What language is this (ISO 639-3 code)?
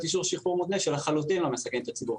heb